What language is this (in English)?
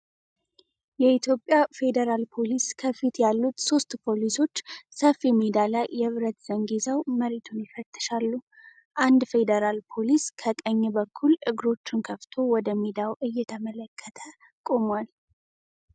Amharic